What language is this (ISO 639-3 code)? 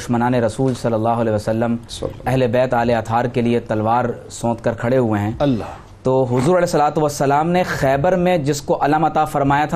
urd